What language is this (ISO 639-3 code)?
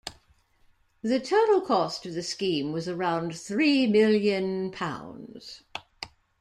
eng